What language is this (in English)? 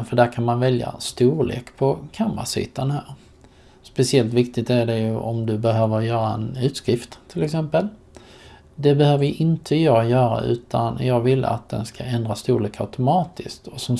Swedish